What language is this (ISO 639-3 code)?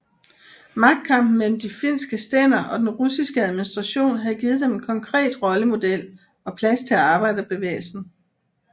dan